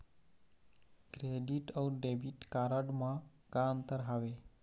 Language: Chhattisgarhi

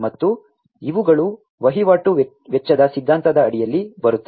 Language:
Kannada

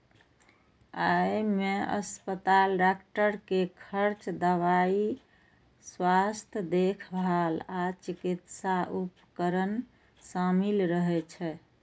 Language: Maithili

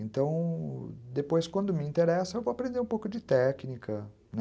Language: Portuguese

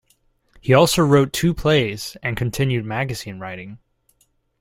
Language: English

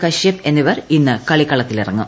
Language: Malayalam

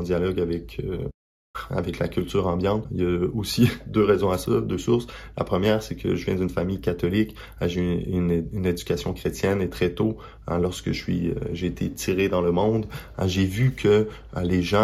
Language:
French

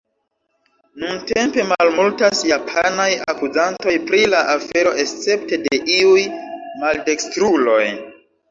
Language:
Esperanto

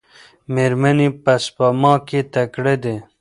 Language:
Pashto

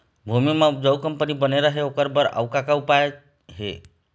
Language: Chhattisgarhi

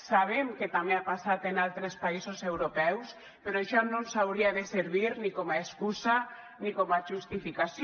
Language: Catalan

